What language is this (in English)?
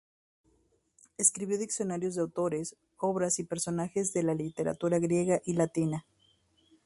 Spanish